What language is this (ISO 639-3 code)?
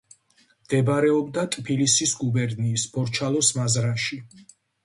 kat